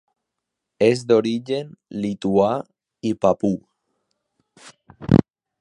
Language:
Catalan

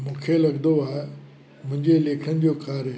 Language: Sindhi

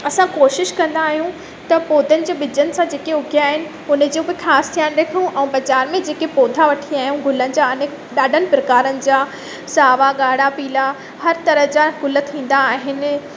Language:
Sindhi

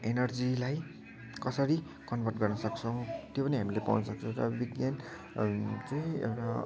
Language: Nepali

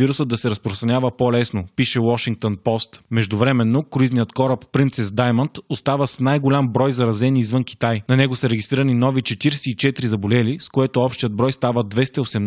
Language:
Bulgarian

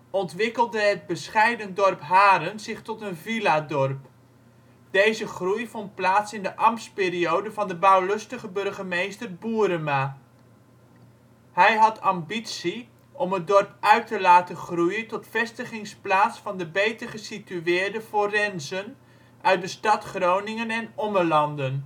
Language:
Dutch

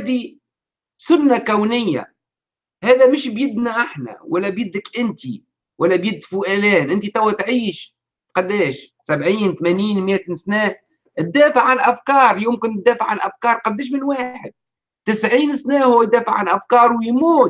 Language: Arabic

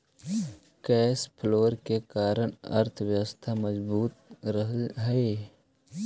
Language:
Magahi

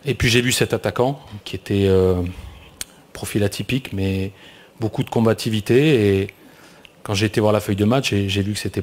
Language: French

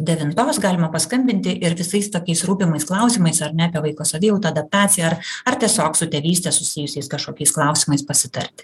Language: Lithuanian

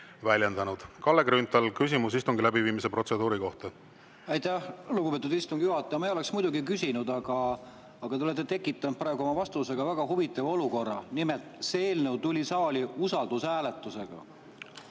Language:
Estonian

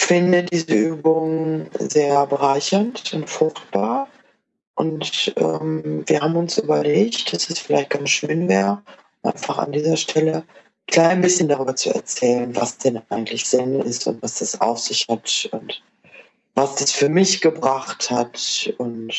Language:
German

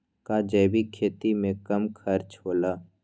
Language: Magahi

